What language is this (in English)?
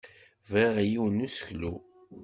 Kabyle